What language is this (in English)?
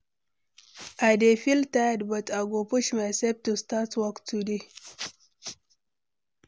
Nigerian Pidgin